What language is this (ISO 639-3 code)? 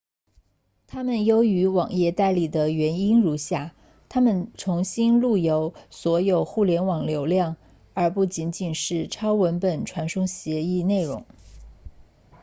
zho